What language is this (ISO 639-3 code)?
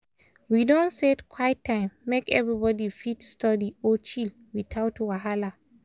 pcm